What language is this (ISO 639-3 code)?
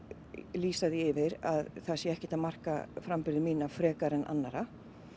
isl